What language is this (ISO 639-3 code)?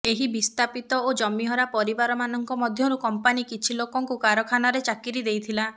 ori